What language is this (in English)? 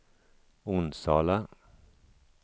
Swedish